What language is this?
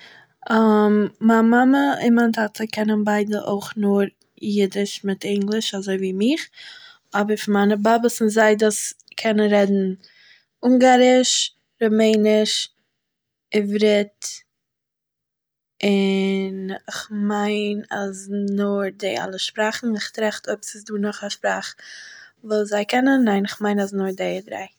Yiddish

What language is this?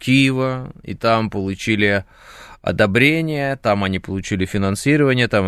Russian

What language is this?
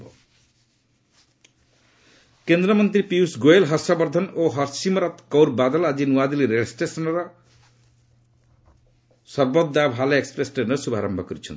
Odia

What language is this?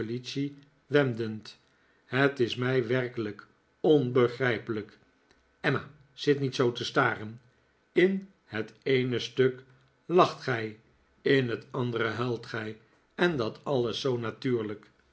Dutch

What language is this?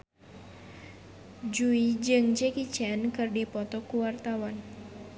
Sundanese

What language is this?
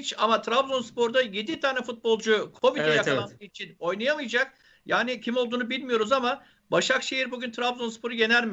Turkish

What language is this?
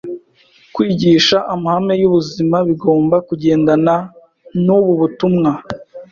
Kinyarwanda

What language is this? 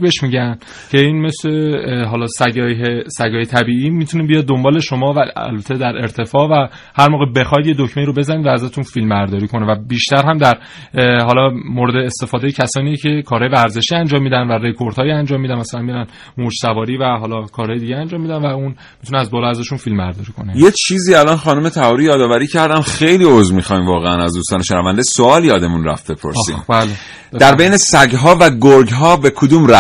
Persian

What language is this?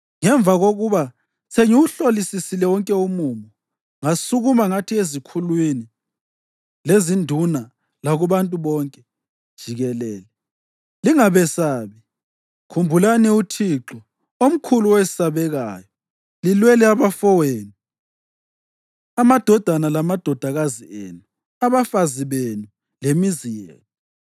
North Ndebele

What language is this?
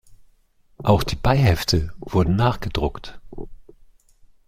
German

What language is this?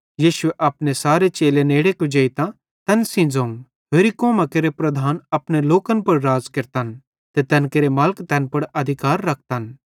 Bhadrawahi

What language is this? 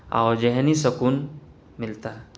Urdu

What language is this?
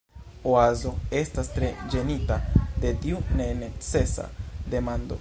Esperanto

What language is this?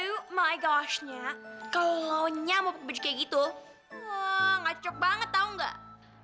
Indonesian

